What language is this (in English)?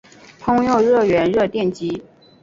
Chinese